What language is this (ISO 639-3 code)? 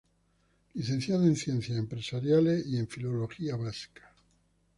spa